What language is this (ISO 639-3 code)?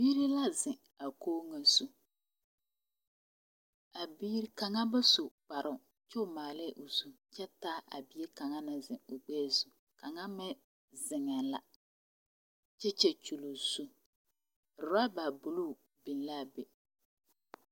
dga